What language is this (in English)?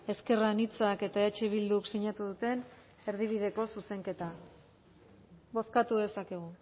Basque